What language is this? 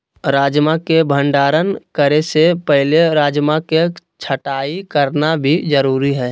Magahi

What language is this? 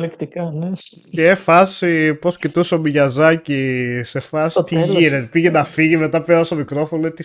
Greek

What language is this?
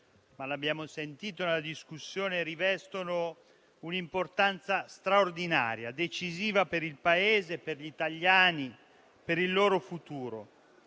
Italian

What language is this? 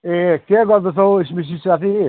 Nepali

